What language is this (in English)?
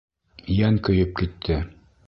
Bashkir